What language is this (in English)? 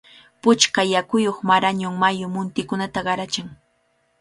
Cajatambo North Lima Quechua